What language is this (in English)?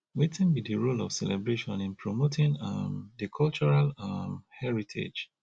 Nigerian Pidgin